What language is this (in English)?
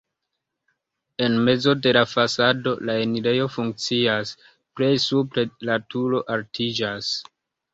Esperanto